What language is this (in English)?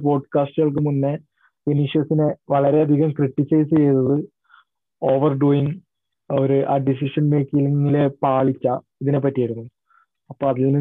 Malayalam